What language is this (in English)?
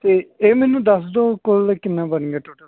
Punjabi